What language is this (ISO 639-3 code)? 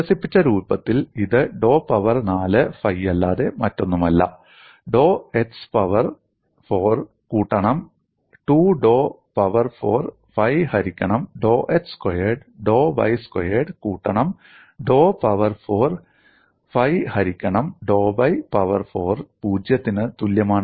mal